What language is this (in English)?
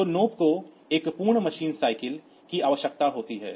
Hindi